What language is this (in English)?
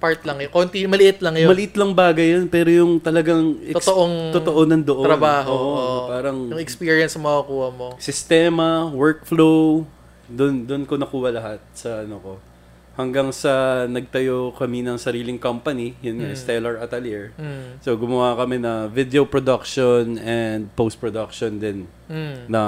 Filipino